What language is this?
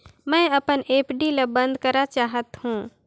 Chhattisgarhi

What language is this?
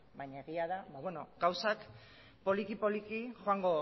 Basque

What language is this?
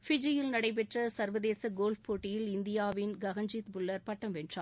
Tamil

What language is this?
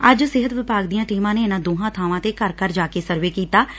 Punjabi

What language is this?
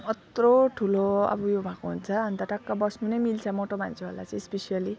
Nepali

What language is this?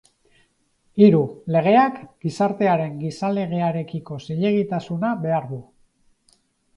Basque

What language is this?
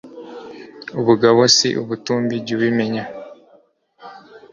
Kinyarwanda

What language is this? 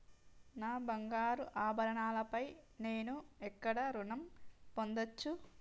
Telugu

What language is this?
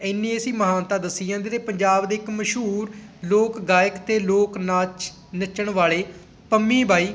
Punjabi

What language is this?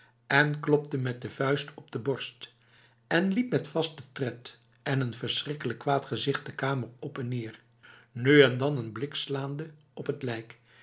Dutch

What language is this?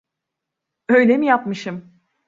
Turkish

